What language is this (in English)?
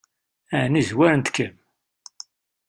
Kabyle